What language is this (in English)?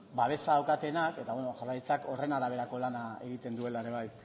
Basque